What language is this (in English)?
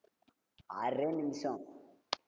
Tamil